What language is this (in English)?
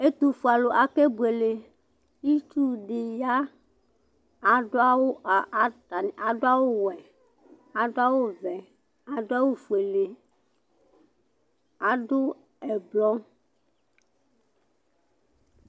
Ikposo